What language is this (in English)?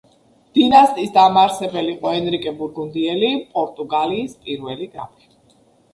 Georgian